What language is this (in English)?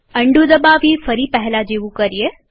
Gujarati